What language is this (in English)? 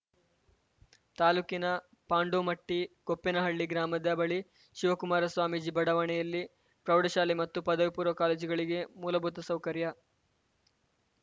Kannada